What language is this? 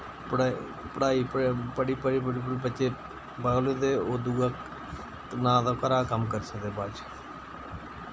Dogri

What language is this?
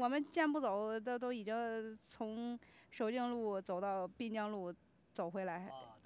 Chinese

